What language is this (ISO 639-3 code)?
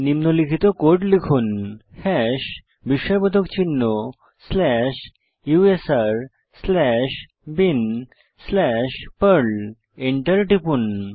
ben